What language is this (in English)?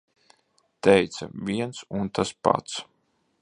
Latvian